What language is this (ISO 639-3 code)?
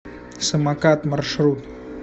rus